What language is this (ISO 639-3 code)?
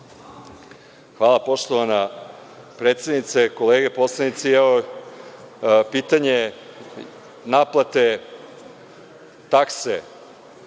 srp